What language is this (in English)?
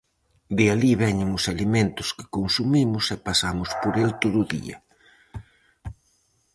Galician